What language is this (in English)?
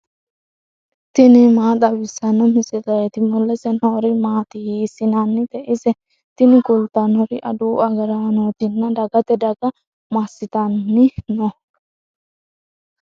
Sidamo